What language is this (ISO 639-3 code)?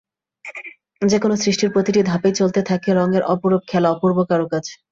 ben